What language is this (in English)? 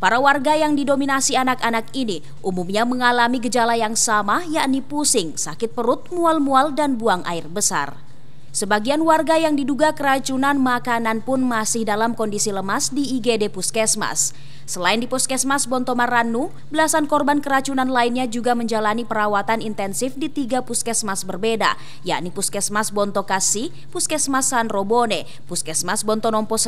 Indonesian